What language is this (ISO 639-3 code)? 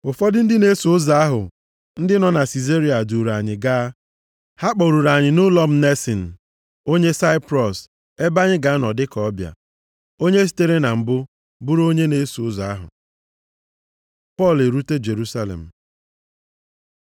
ibo